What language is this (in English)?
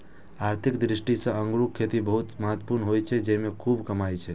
Maithili